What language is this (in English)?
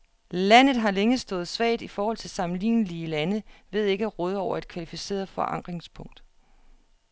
Danish